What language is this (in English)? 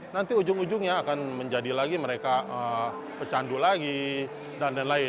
Indonesian